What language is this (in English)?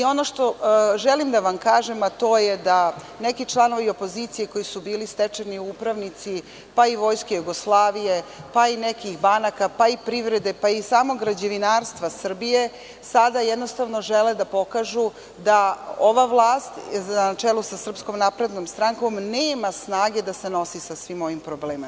Serbian